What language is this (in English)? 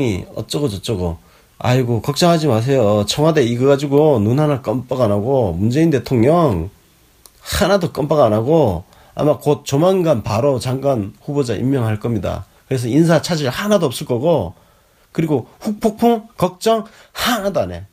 Korean